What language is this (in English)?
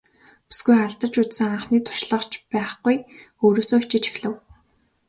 Mongolian